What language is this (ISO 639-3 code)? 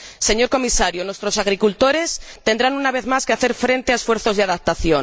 spa